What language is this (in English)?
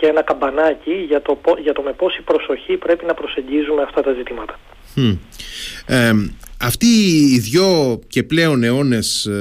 Greek